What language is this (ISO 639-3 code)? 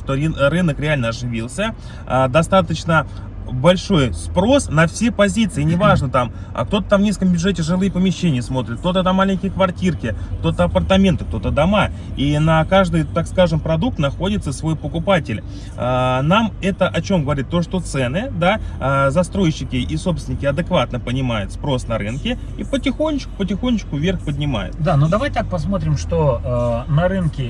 rus